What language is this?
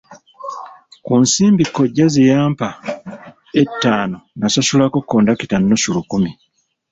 Ganda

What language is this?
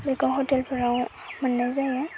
Bodo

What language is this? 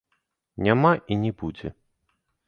Belarusian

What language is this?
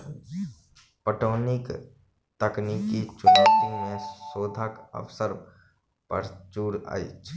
Maithili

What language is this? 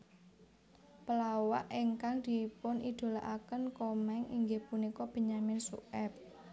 Javanese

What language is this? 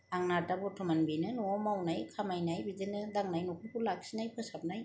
Bodo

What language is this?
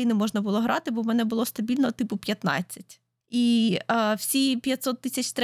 Ukrainian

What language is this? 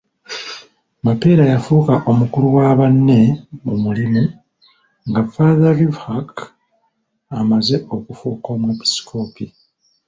Ganda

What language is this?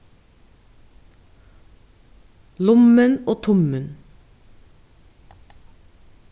Faroese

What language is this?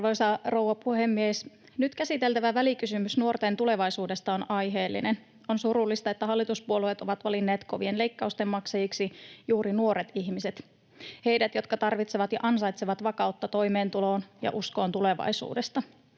Finnish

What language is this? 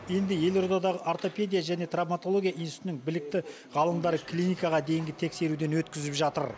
Kazakh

